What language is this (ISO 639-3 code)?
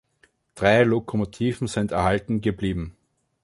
deu